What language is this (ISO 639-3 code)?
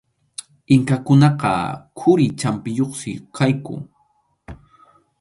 qxu